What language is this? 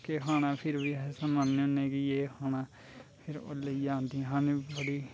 Dogri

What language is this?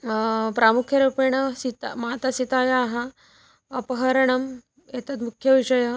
Sanskrit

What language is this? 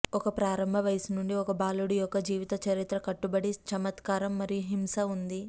Telugu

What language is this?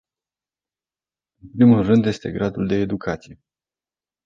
Romanian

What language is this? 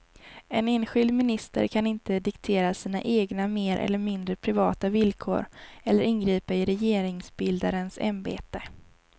Swedish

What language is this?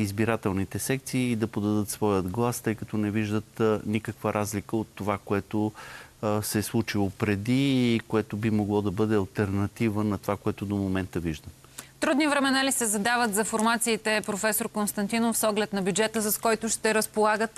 Bulgarian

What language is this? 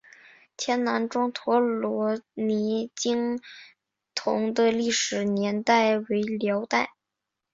Chinese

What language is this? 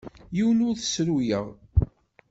Kabyle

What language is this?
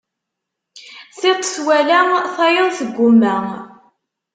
Kabyle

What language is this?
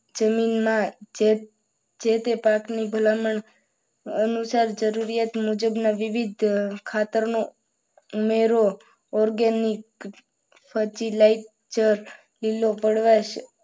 Gujarati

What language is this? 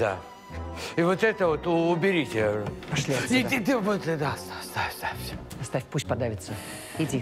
Russian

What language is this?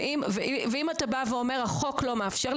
Hebrew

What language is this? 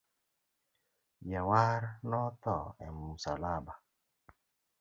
Luo (Kenya and Tanzania)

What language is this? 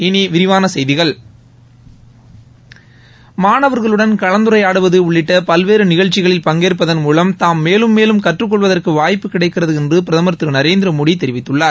Tamil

